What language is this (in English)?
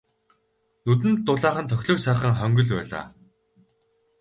Mongolian